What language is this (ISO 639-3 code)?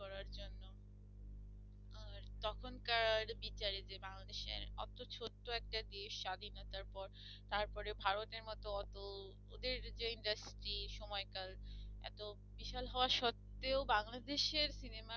ben